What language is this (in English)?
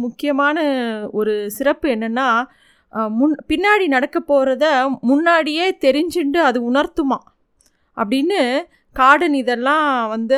Tamil